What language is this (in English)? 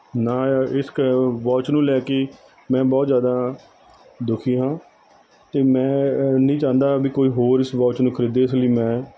Punjabi